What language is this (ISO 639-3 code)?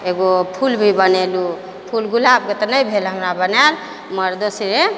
mai